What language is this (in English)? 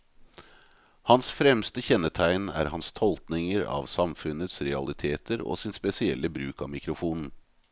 Norwegian